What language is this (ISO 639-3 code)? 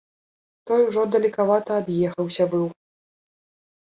bel